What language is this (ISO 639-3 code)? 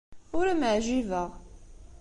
kab